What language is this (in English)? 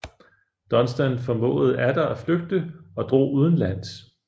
Danish